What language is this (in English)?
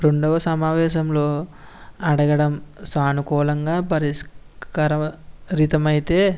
Telugu